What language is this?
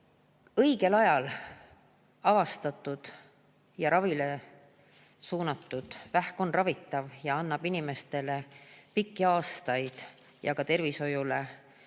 Estonian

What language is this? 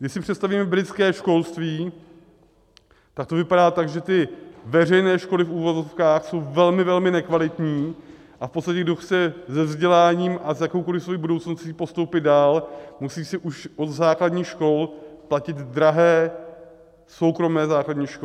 Czech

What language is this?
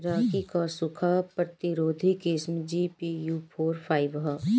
Bhojpuri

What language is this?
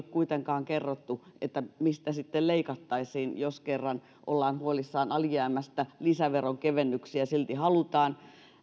Finnish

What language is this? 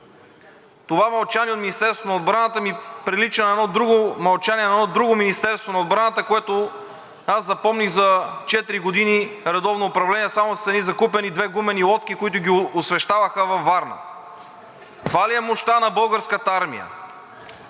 Bulgarian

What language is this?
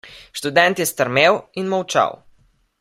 Slovenian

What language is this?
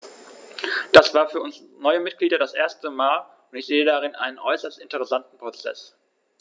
German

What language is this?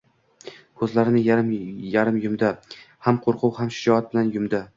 Uzbek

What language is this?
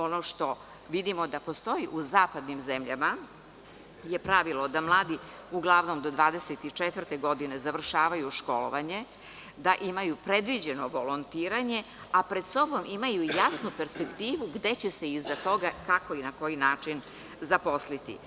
Serbian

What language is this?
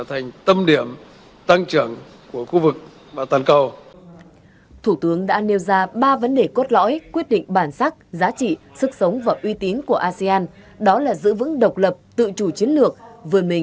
Vietnamese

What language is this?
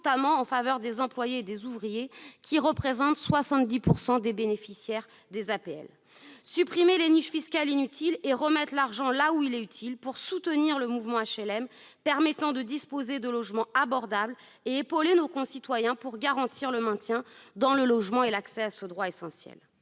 French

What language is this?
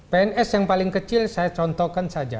Indonesian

